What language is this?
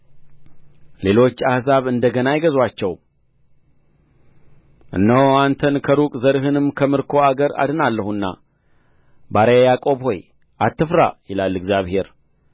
Amharic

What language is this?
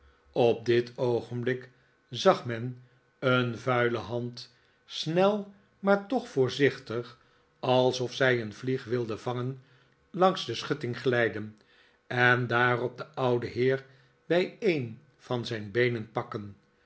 Dutch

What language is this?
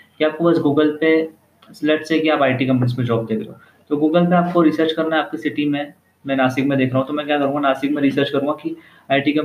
Hindi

